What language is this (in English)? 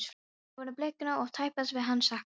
Icelandic